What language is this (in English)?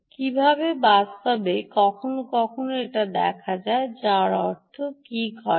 Bangla